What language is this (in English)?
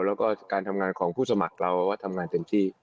Thai